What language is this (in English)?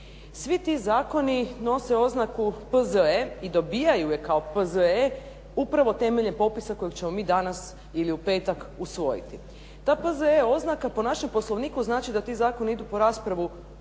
Croatian